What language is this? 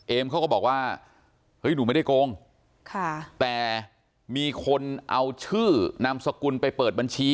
Thai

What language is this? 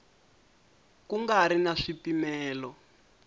Tsonga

